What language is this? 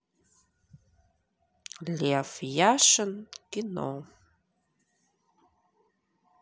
Russian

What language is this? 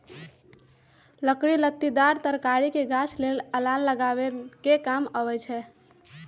Magahi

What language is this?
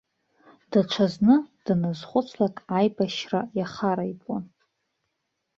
Abkhazian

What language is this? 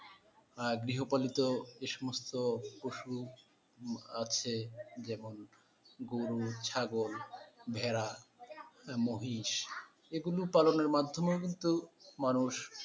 Bangla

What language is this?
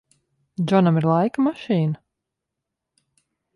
Latvian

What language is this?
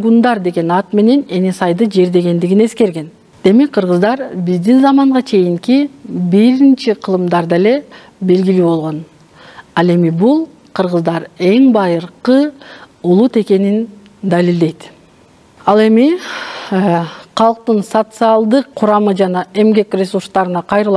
Turkish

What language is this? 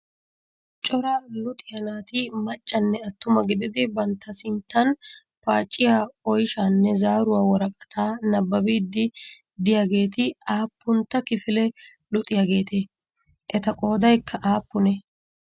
Wolaytta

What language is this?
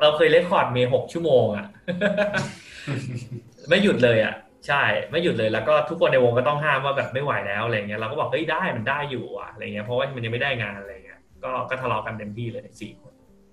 Thai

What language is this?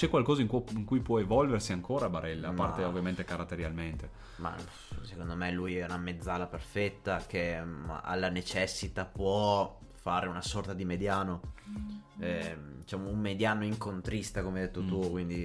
Italian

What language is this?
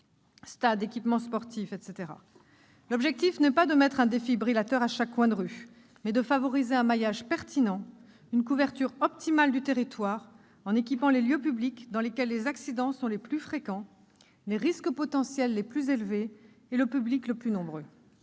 French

